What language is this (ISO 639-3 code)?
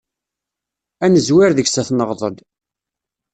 kab